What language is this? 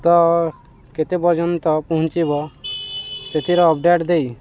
Odia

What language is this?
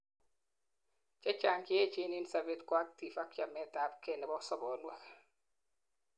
Kalenjin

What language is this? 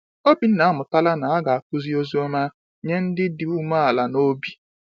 Igbo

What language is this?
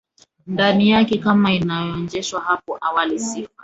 Swahili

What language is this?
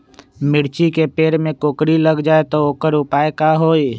Magahi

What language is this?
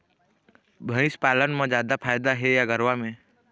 Chhattisgarhi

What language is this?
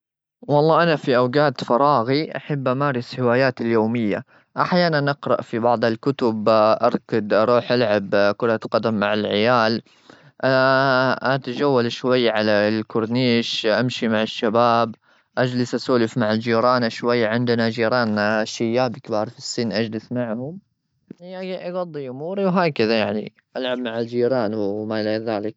Gulf Arabic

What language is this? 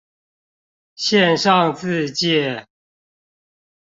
Chinese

